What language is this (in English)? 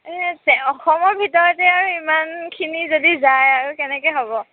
Assamese